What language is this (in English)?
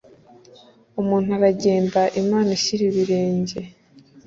Kinyarwanda